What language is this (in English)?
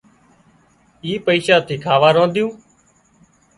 Wadiyara Koli